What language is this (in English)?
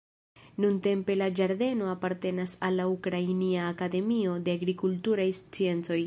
Esperanto